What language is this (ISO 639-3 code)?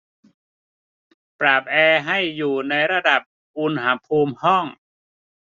tha